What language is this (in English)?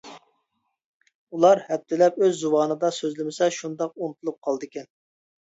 Uyghur